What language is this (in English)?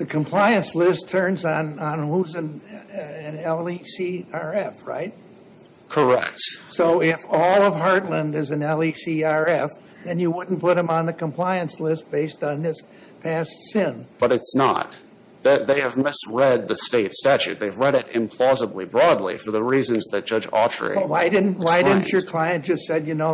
English